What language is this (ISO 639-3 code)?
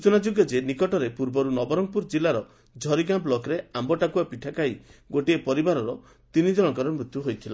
ori